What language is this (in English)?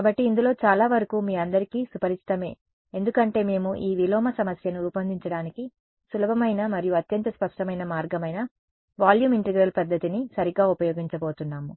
Telugu